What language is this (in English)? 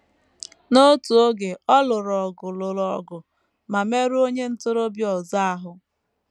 Igbo